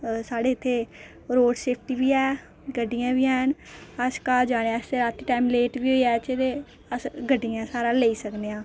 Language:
Dogri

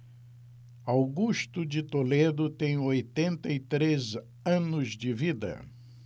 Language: Portuguese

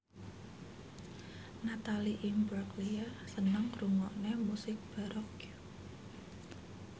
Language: Javanese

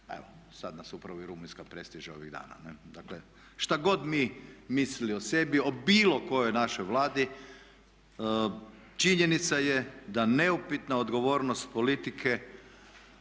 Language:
Croatian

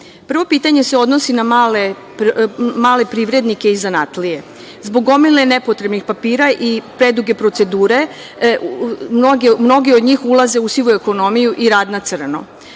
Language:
Serbian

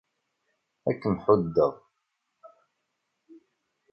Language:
Kabyle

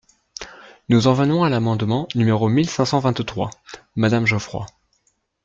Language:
French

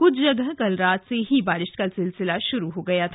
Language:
Hindi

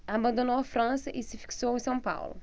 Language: Portuguese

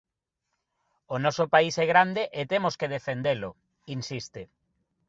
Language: Galician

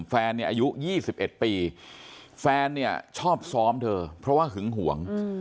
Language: Thai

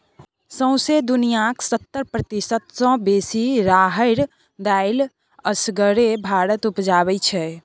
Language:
Maithili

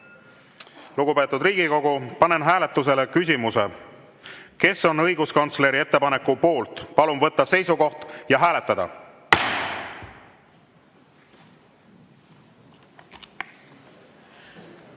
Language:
Estonian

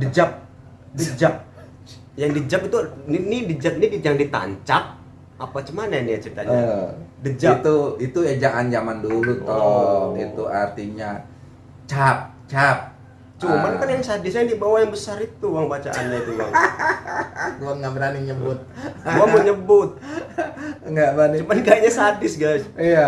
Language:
Indonesian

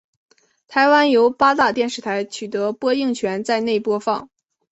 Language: Chinese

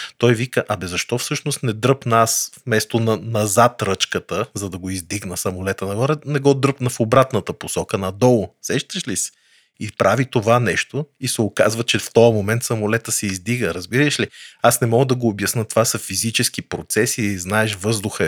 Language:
Bulgarian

